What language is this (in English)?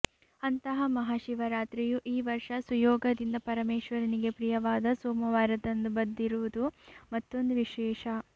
Kannada